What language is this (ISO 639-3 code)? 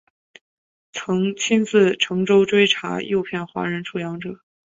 zho